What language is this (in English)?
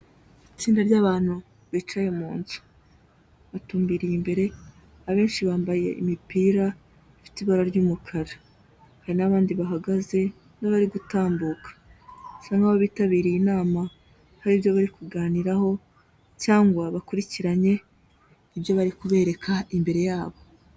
Kinyarwanda